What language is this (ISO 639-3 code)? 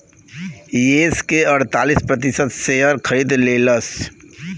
bho